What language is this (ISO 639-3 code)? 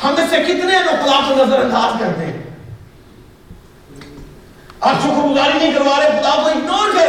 urd